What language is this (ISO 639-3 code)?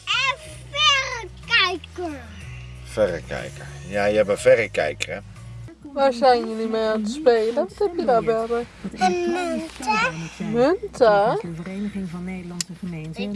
nld